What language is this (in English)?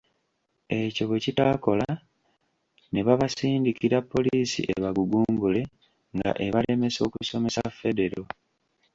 Ganda